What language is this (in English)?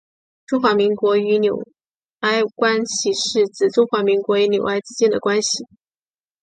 Chinese